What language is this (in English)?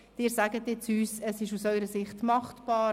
Swiss German